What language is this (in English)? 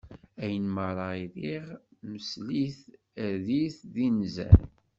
Kabyle